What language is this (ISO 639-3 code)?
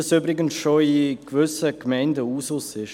gsw